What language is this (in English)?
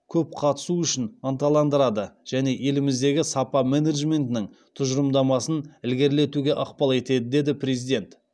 Kazakh